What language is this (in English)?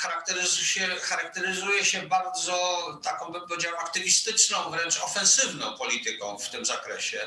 Polish